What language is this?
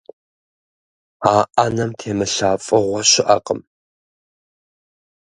Kabardian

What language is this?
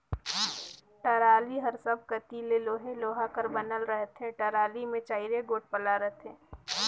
Chhattisgarhi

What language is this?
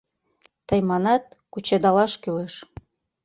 Mari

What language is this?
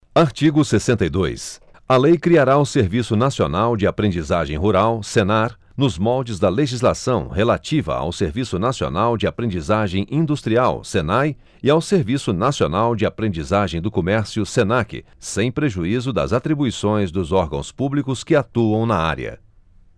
Portuguese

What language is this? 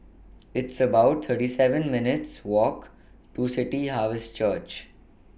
English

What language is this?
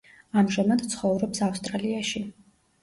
Georgian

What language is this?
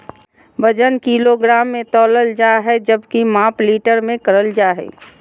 Magahi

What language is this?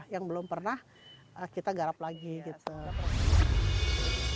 Indonesian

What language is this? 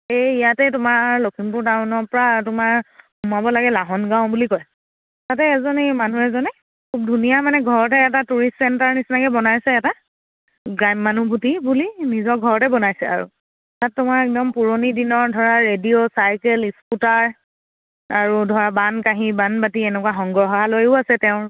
Assamese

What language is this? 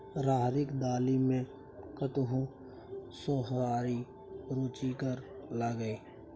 Maithili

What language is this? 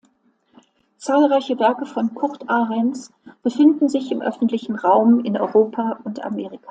German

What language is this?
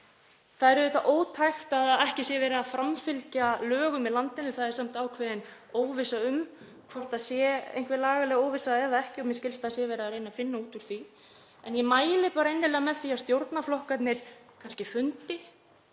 Icelandic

